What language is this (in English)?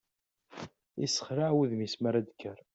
Kabyle